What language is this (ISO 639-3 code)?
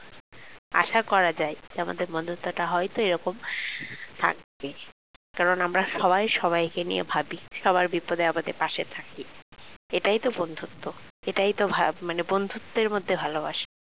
ben